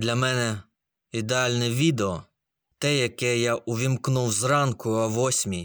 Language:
Ukrainian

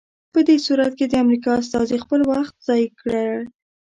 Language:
Pashto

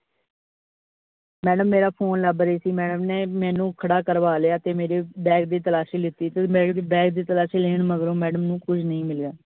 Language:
Punjabi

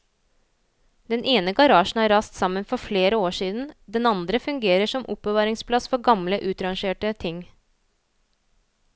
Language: Norwegian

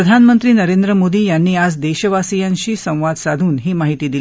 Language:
Marathi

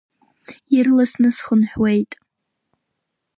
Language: Abkhazian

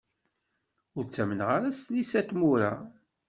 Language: Kabyle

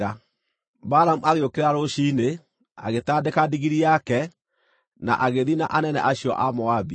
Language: Kikuyu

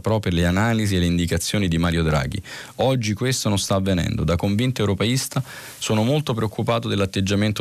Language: Italian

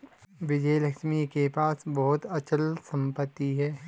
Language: Hindi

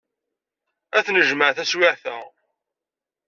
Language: Kabyle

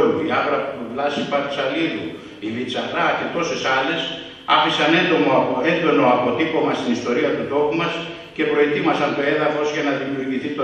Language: Greek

